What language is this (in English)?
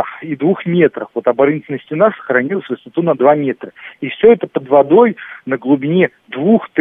Russian